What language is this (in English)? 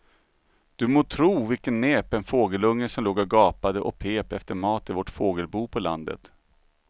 Swedish